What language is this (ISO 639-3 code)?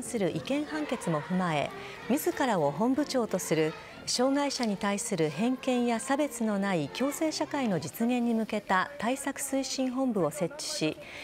jpn